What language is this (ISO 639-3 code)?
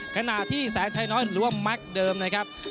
tha